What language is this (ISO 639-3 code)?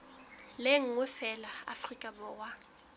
sot